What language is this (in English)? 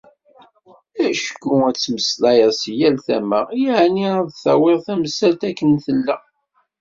Kabyle